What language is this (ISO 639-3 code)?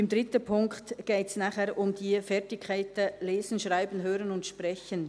gsw